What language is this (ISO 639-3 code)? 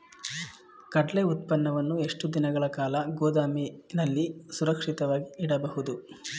kan